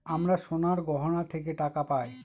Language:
Bangla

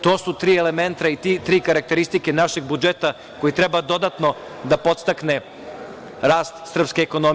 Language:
Serbian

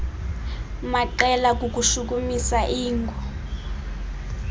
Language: Xhosa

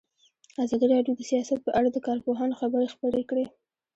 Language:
Pashto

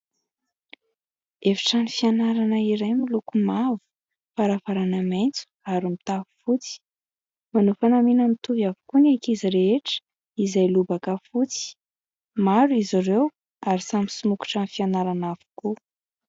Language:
Malagasy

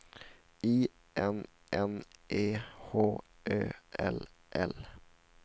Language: Swedish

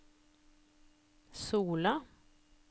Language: Norwegian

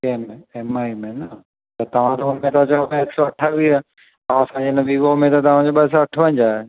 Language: Sindhi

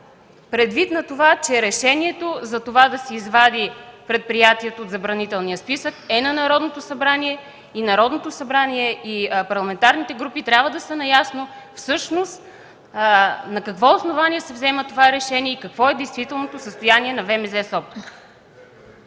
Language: Bulgarian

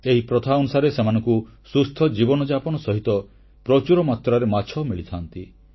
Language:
Odia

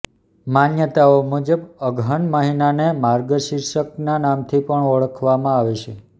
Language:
Gujarati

